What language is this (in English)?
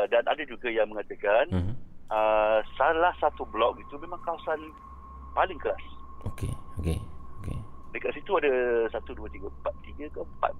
Malay